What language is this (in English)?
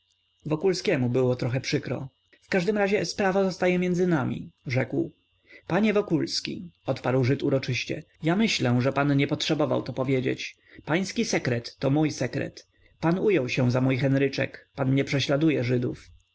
Polish